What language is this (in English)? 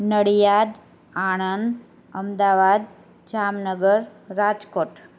Gujarati